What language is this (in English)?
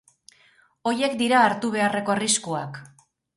Basque